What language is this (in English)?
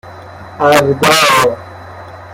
Persian